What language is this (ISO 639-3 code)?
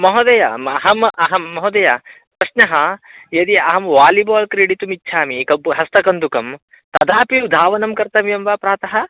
san